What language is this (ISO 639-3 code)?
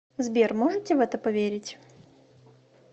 rus